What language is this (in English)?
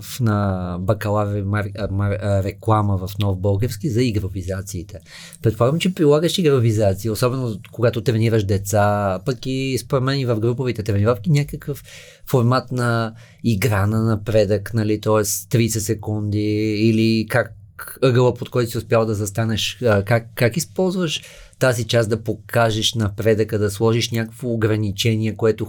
Bulgarian